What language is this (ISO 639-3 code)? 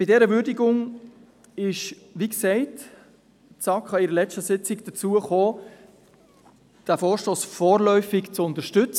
gsw